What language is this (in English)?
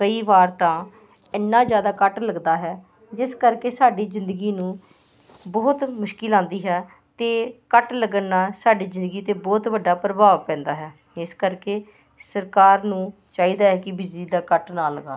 Punjabi